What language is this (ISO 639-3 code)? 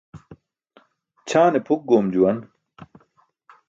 bsk